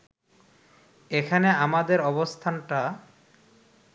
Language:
Bangla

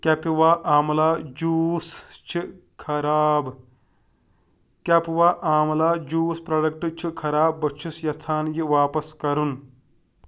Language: Kashmiri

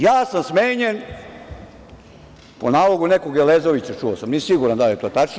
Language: Serbian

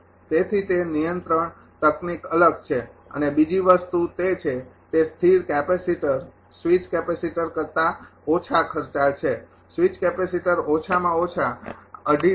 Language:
Gujarati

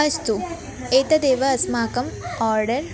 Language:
Sanskrit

